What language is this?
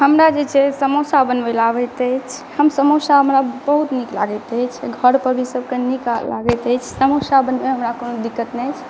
Maithili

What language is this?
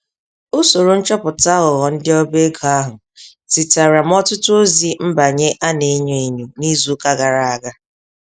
Igbo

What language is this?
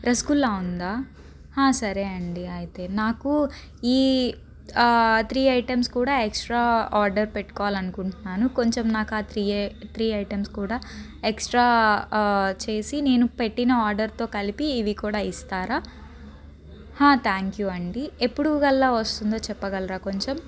Telugu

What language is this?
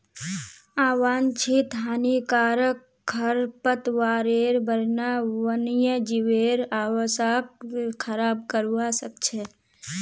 Magahi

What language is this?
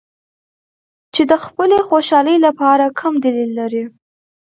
Pashto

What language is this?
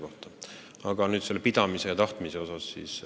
Estonian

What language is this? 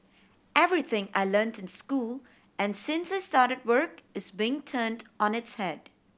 English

